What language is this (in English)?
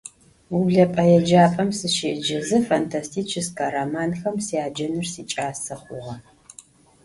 Adyghe